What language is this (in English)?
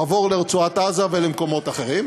Hebrew